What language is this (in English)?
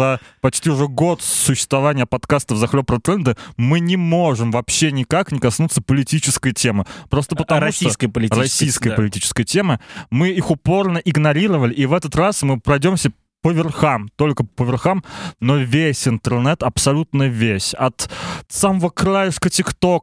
Russian